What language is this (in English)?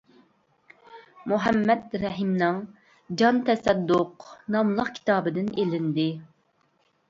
Uyghur